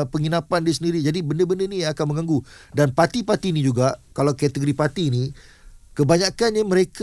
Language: Malay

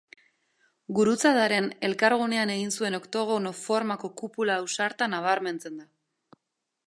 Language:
Basque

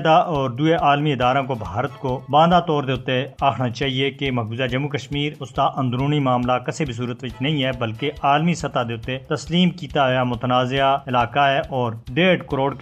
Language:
Urdu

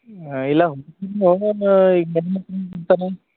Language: Kannada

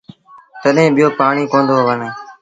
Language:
Sindhi Bhil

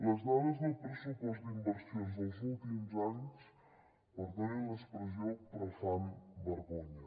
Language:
Catalan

